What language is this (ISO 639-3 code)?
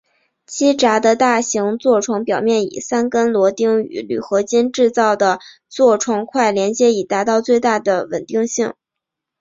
zho